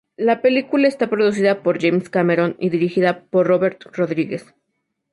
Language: Spanish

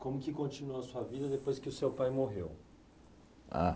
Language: Portuguese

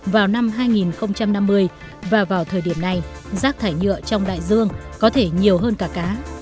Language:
Vietnamese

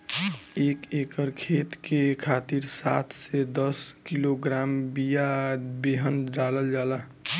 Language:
Bhojpuri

